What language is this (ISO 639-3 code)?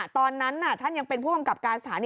tha